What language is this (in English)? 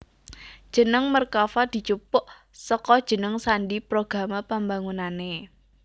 Javanese